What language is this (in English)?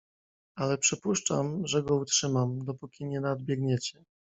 Polish